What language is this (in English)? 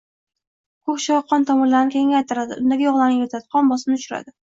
Uzbek